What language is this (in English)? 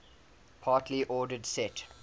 English